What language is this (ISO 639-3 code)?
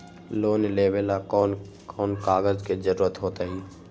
mag